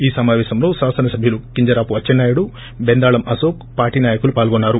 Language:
Telugu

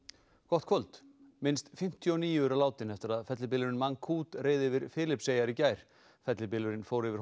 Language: Icelandic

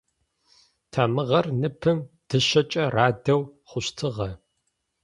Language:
Adyghe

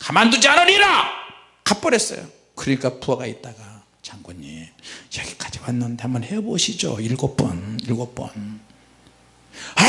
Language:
Korean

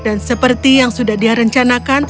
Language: Indonesian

